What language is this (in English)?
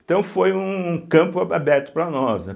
Portuguese